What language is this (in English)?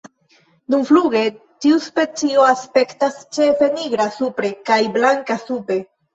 Esperanto